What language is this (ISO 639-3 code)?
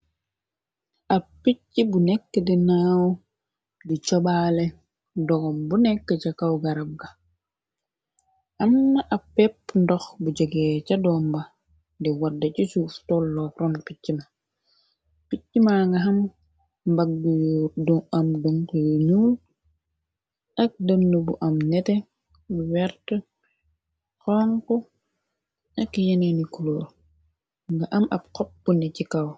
wol